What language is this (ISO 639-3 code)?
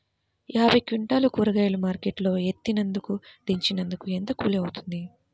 tel